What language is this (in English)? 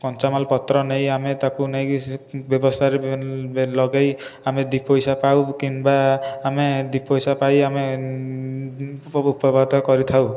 Odia